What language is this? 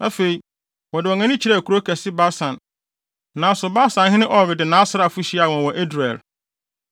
Akan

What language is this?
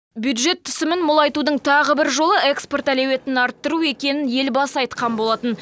Kazakh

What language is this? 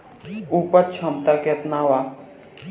Bhojpuri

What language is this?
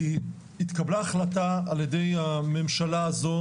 Hebrew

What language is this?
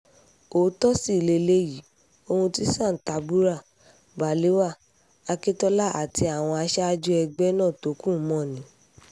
Yoruba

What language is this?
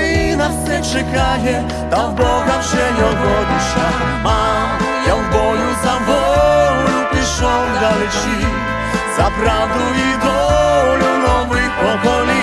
Ukrainian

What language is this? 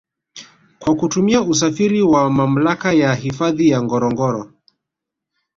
Swahili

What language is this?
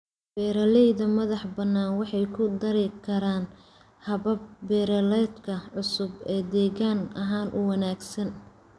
Somali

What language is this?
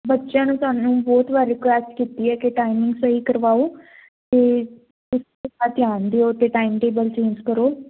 Punjabi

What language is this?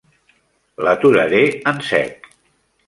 Catalan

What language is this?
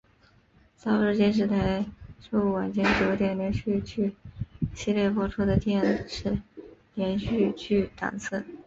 Chinese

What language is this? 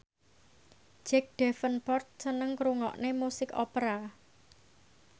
Javanese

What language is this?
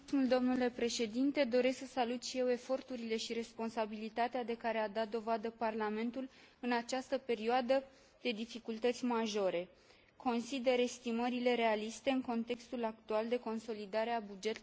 Romanian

